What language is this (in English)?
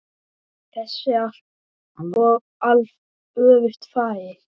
Icelandic